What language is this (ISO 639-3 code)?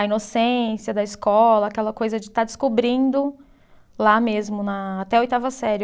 por